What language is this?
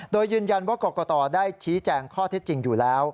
Thai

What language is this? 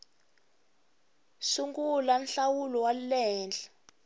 Tsonga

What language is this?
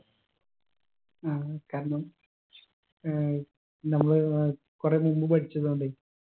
Malayalam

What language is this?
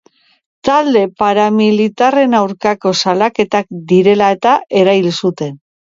Basque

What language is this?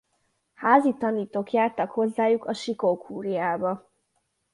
Hungarian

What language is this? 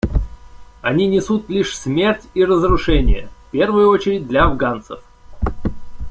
Russian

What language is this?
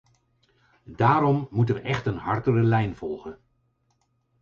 Dutch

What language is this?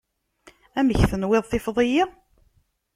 Kabyle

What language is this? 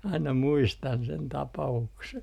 Finnish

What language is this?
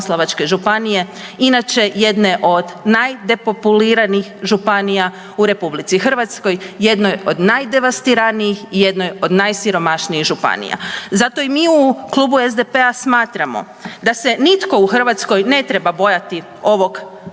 Croatian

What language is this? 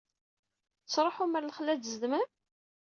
Kabyle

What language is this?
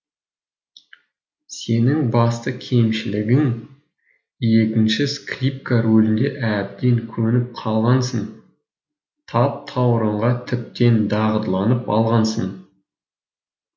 Kazakh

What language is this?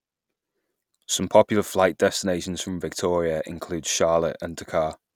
English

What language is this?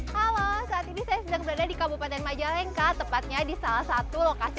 Indonesian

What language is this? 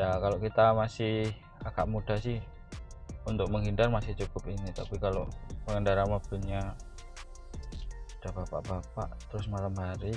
Indonesian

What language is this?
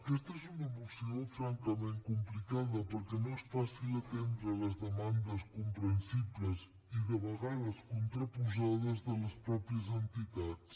Catalan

